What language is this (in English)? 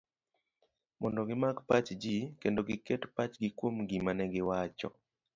Luo (Kenya and Tanzania)